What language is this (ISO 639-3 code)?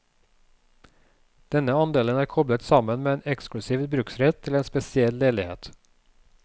nor